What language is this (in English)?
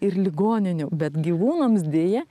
Lithuanian